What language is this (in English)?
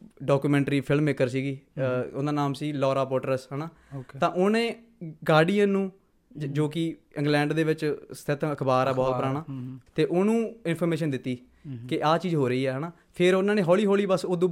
Punjabi